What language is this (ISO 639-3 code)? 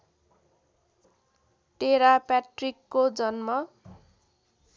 nep